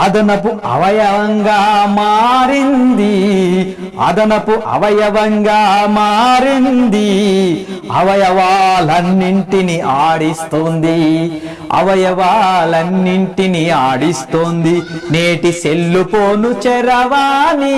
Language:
Telugu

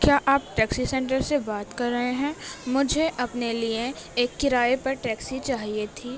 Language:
Urdu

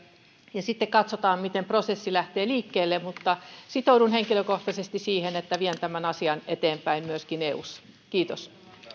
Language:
Finnish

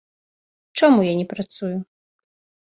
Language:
Belarusian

